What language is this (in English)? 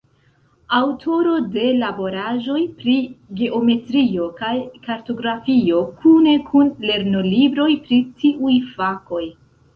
Esperanto